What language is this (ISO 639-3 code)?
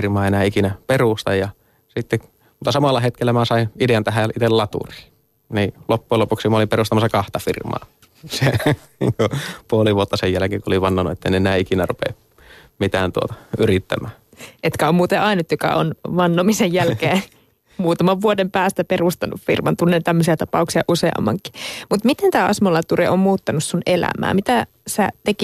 fin